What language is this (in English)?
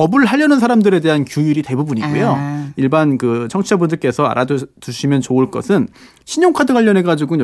Korean